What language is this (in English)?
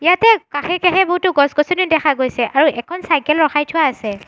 Assamese